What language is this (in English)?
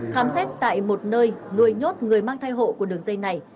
Vietnamese